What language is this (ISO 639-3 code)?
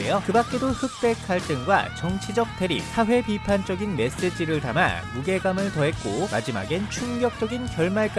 kor